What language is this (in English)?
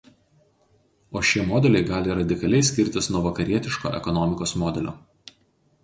Lithuanian